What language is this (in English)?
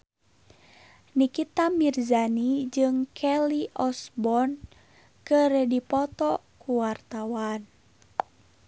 Sundanese